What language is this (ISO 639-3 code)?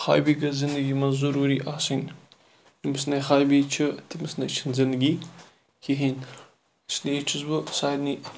kas